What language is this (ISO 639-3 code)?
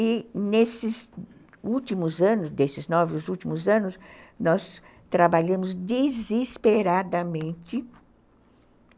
por